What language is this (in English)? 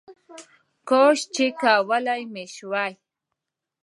Pashto